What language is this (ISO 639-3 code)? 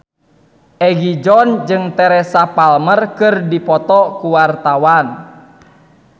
sun